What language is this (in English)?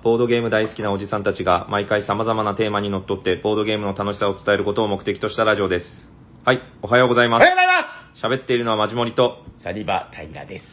Japanese